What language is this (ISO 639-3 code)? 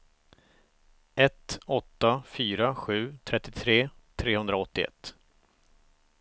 swe